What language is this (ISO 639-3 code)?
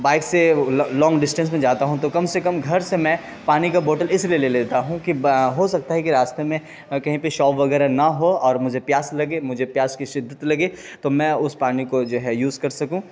urd